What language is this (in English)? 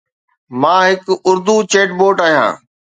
Sindhi